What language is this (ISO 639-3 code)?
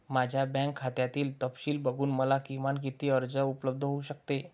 mar